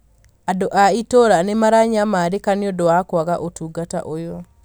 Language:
Kikuyu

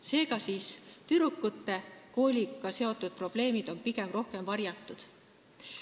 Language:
Estonian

